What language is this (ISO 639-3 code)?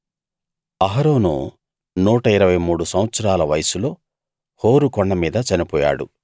tel